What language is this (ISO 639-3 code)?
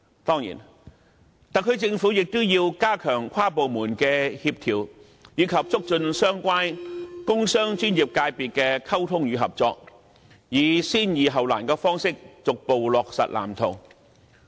yue